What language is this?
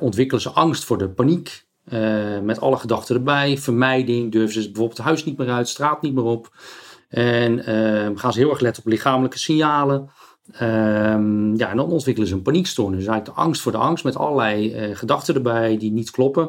Dutch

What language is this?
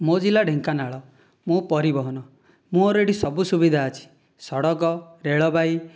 Odia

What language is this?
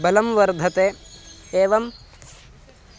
Sanskrit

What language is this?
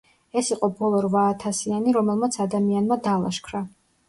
Georgian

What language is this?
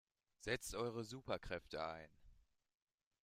German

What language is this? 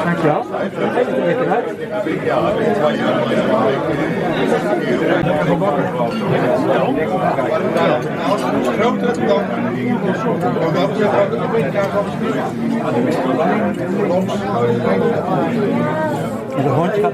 Dutch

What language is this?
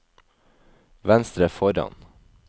Norwegian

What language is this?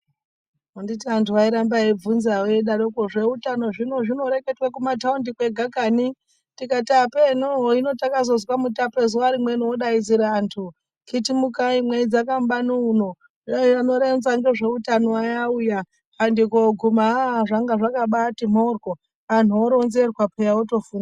Ndau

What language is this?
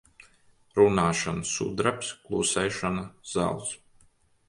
Latvian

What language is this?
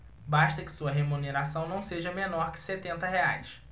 Portuguese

